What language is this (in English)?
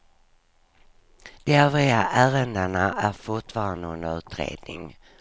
Swedish